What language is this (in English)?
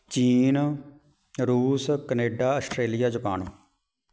Punjabi